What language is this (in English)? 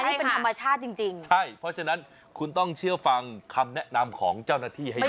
Thai